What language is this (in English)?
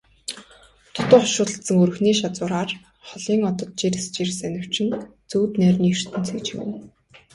Mongolian